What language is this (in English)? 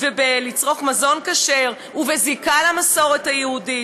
Hebrew